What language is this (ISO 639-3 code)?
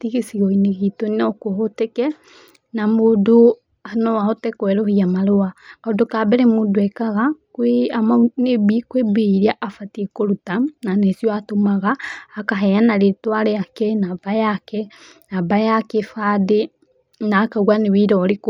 kik